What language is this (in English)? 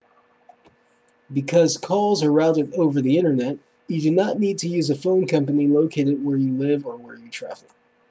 English